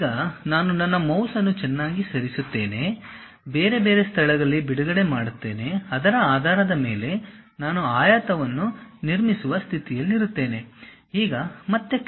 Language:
Kannada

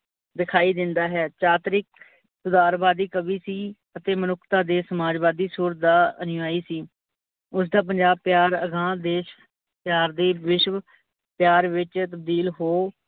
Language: Punjabi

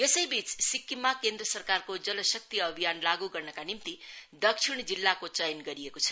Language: Nepali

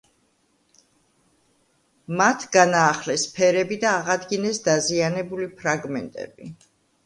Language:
Georgian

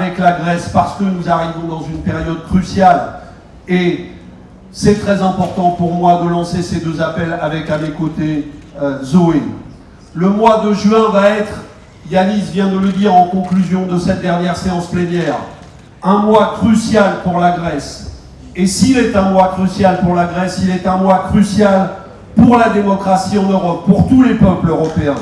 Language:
French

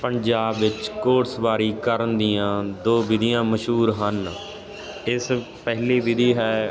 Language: Punjabi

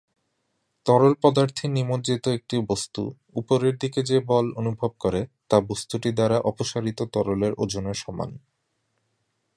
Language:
Bangla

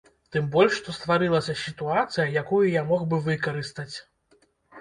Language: Belarusian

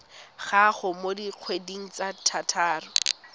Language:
Tswana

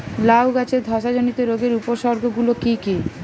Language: Bangla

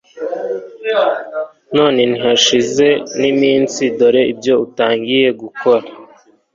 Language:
Kinyarwanda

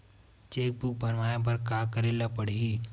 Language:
Chhattisgarhi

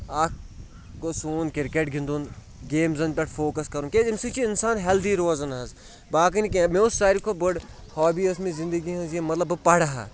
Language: Kashmiri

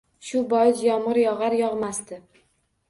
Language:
Uzbek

